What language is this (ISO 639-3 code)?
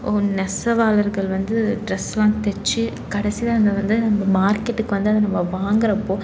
tam